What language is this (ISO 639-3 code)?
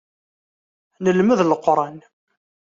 kab